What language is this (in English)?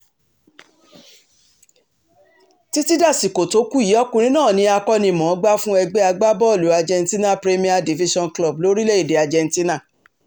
Yoruba